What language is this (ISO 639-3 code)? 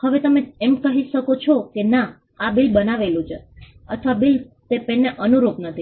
guj